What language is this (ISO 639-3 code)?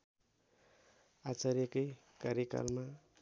nep